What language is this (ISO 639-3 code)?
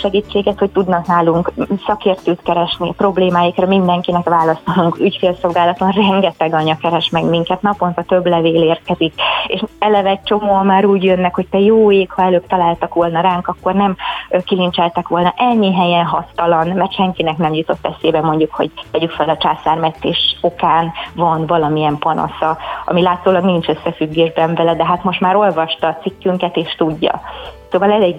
hun